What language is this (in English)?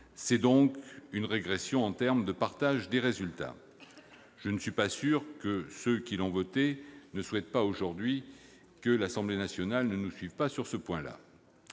French